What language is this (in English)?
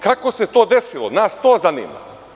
Serbian